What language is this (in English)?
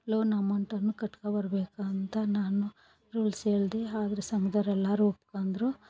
Kannada